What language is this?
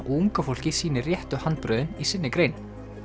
Icelandic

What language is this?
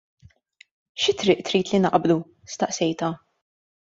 Maltese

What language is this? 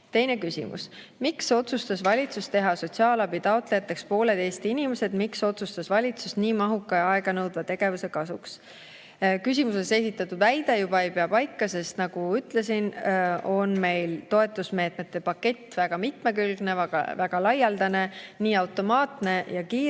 Estonian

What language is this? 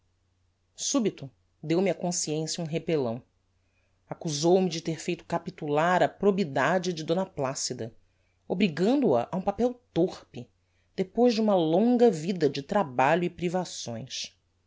Portuguese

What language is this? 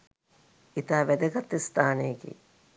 Sinhala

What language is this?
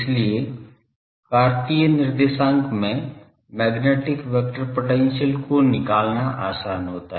Hindi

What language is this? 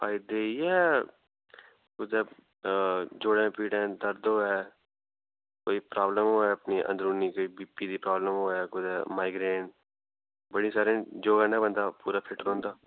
Dogri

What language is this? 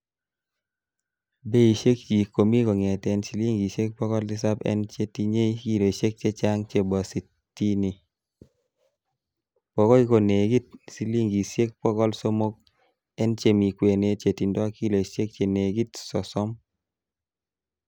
Kalenjin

